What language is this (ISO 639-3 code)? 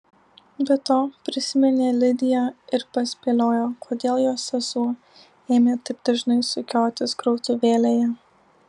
lit